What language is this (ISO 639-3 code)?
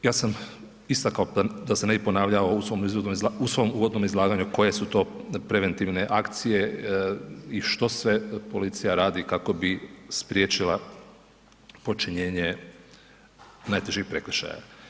hrv